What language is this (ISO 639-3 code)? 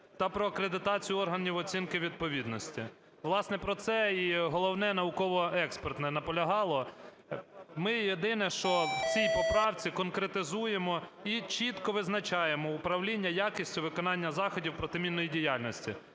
ukr